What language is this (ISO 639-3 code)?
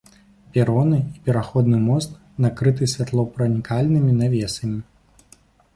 bel